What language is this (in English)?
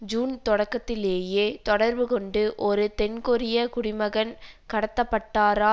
Tamil